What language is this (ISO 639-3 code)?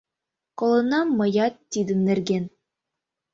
chm